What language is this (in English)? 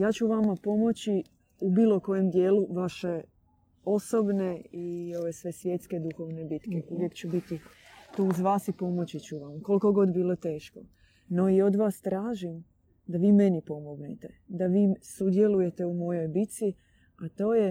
Croatian